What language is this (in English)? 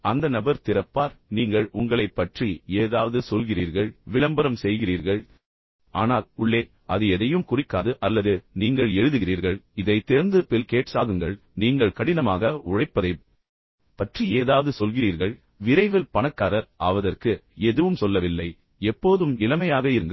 Tamil